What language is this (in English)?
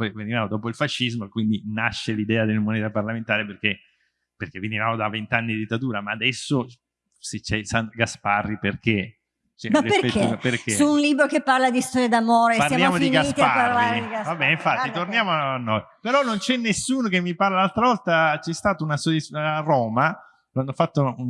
Italian